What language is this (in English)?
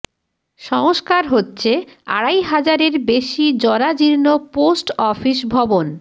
Bangla